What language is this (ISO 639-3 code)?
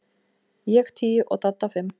isl